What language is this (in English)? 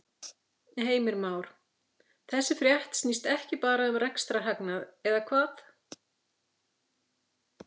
Icelandic